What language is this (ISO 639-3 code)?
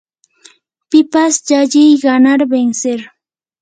qur